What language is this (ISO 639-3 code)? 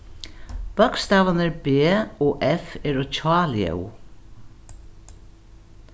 fao